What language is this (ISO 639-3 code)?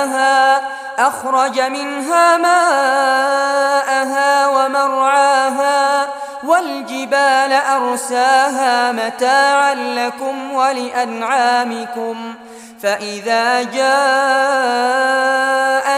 ara